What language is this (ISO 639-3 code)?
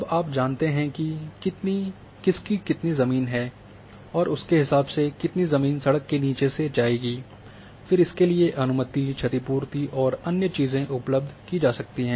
hin